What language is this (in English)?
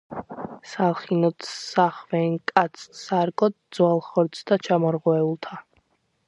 Georgian